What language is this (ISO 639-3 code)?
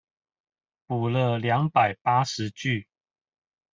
zho